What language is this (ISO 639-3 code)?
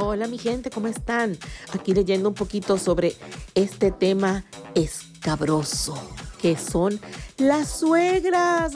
spa